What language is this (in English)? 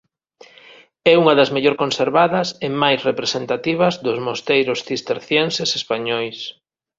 Galician